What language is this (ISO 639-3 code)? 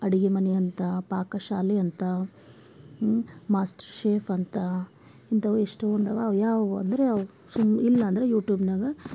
kan